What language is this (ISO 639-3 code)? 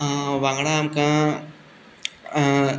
kok